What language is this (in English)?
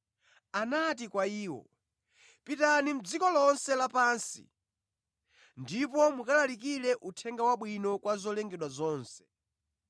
Nyanja